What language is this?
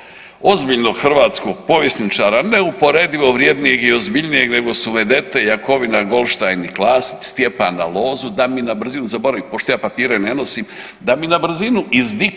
Croatian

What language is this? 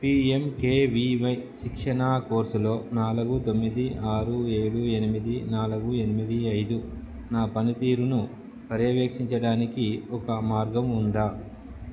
Telugu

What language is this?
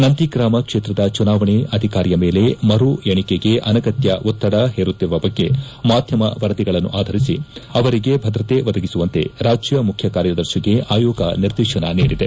Kannada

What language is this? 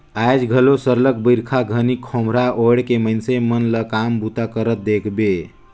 Chhattisgarhi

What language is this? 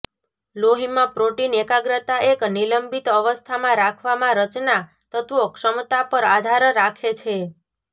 Gujarati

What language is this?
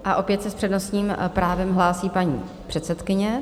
Czech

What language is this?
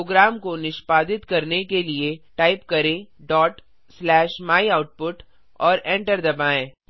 Hindi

